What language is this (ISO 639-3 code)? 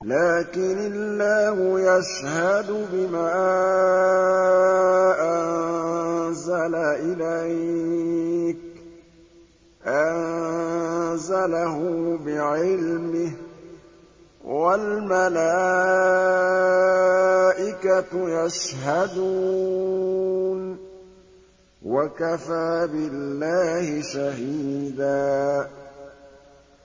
ara